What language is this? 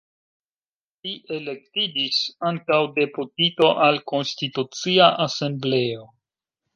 Esperanto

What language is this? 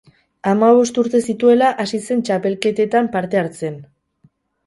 Basque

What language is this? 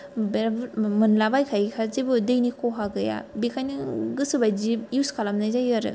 Bodo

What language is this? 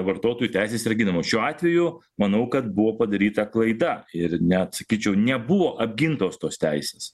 Lithuanian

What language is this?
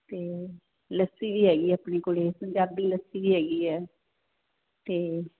Punjabi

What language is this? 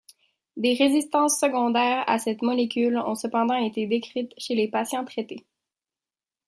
French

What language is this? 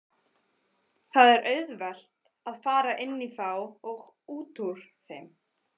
Icelandic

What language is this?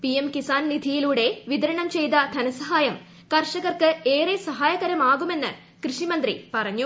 Malayalam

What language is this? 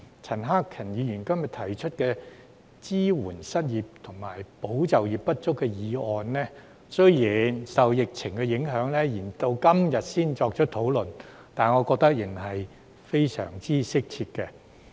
Cantonese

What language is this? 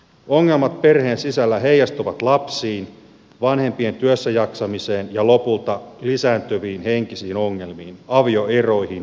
Finnish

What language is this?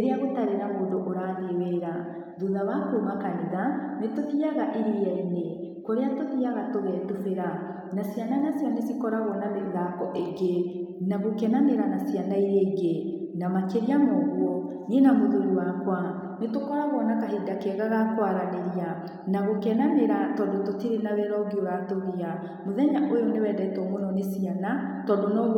Kikuyu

